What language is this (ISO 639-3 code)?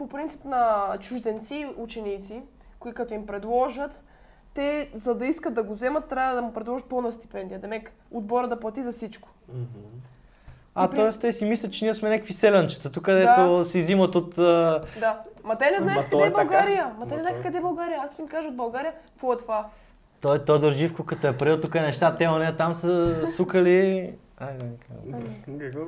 bul